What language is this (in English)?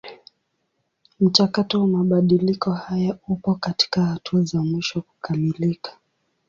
Swahili